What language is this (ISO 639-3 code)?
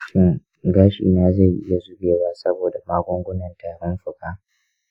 hau